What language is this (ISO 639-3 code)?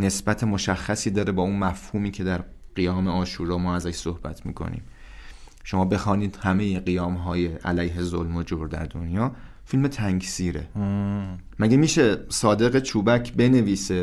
fas